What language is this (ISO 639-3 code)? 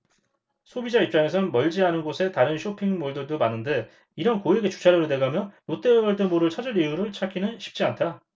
kor